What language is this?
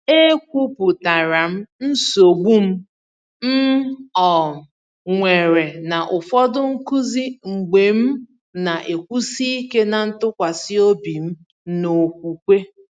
Igbo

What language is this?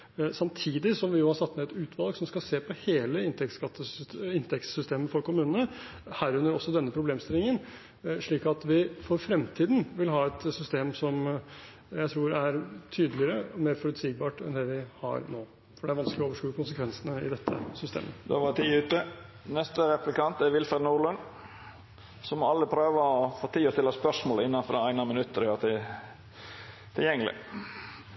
Norwegian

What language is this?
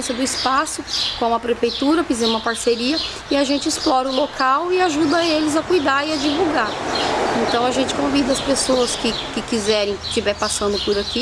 Portuguese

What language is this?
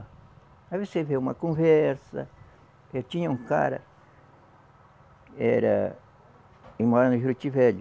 Portuguese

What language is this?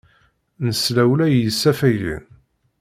Kabyle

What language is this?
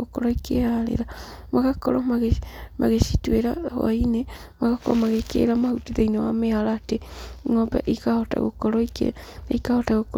Kikuyu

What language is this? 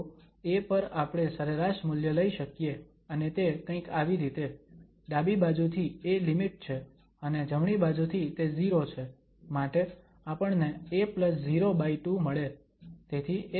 Gujarati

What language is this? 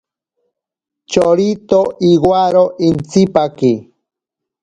Ashéninka Perené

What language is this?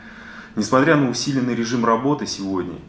Russian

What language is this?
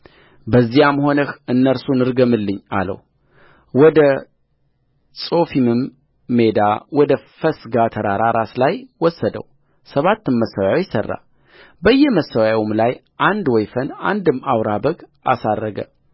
Amharic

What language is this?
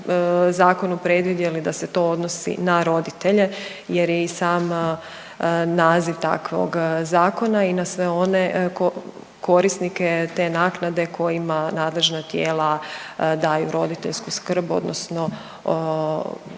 Croatian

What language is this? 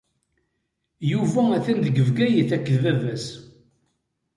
Kabyle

